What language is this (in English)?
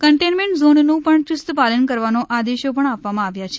Gujarati